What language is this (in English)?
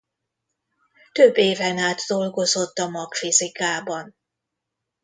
Hungarian